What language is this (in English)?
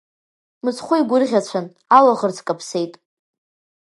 Abkhazian